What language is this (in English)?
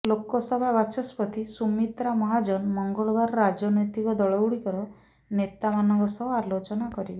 Odia